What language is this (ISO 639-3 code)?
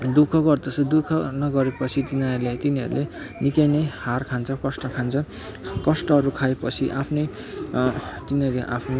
nep